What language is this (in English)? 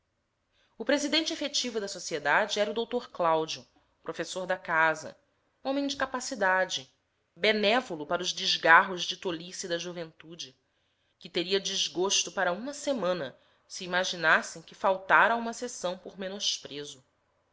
Portuguese